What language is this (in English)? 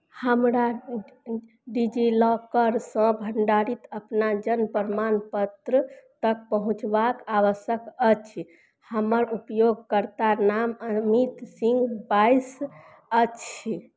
Maithili